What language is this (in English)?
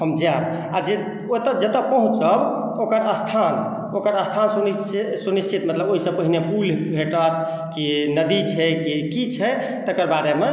Maithili